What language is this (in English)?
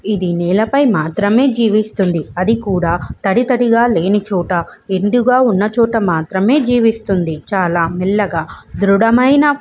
Telugu